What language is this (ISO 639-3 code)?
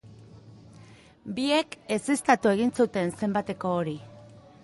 eus